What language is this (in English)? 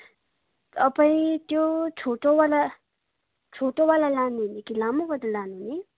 Nepali